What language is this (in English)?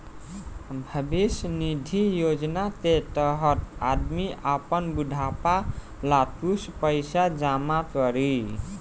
Bhojpuri